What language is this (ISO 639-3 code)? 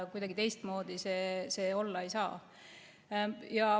est